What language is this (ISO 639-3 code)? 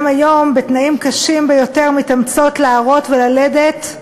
heb